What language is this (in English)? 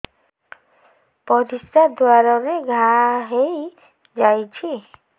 Odia